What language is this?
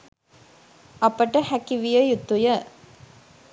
Sinhala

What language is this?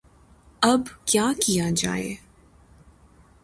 Urdu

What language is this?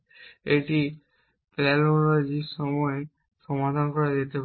Bangla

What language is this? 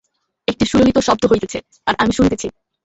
Bangla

